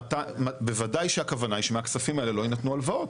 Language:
Hebrew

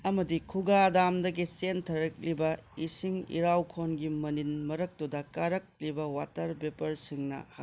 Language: Manipuri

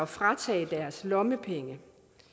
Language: Danish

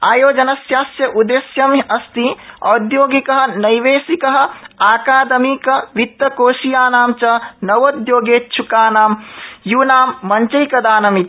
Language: Sanskrit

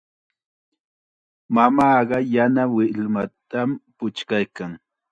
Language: Chiquián Ancash Quechua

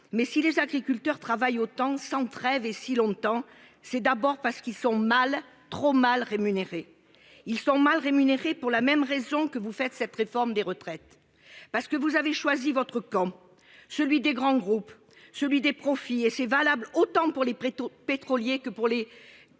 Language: French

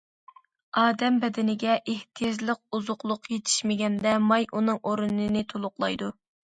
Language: Uyghur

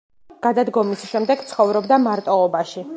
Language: Georgian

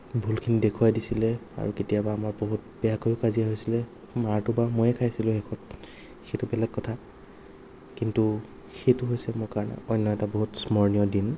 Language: Assamese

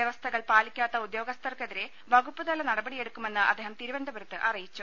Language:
Malayalam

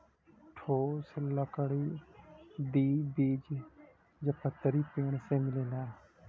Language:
Bhojpuri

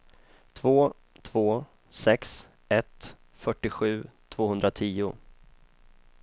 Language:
Swedish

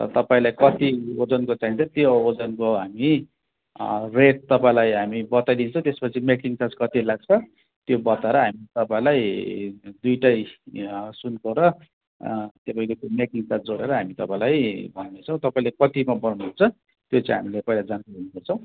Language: Nepali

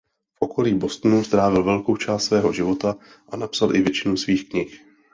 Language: Czech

